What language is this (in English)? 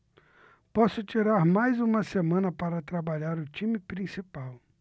Portuguese